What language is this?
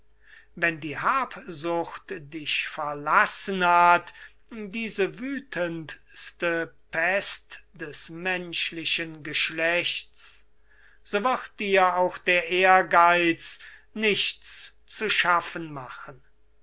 German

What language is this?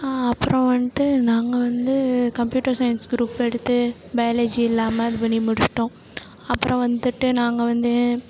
Tamil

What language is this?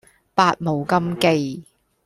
Cantonese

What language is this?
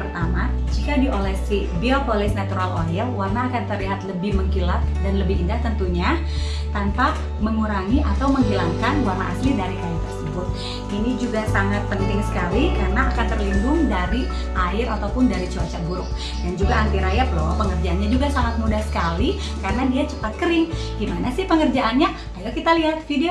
Indonesian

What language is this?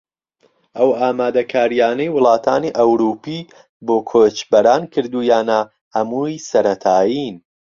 Central Kurdish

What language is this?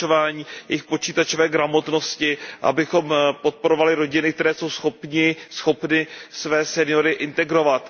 Czech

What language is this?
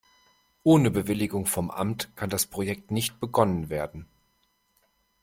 German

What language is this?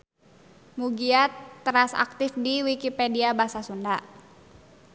Sundanese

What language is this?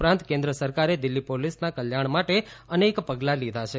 Gujarati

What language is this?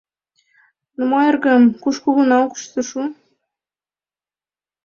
Mari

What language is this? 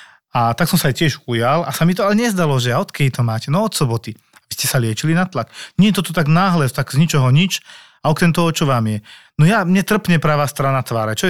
Slovak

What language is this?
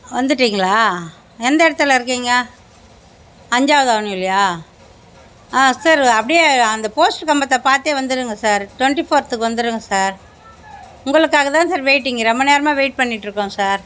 Tamil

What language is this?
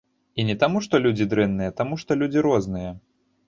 Belarusian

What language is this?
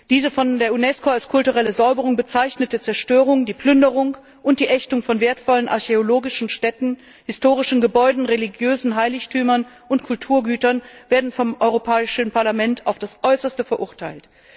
German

